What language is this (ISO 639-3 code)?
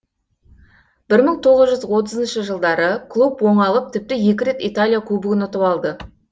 kaz